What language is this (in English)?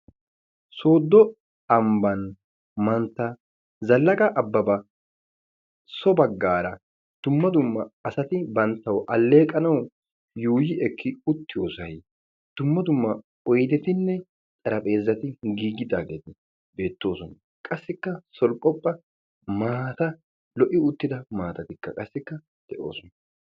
Wolaytta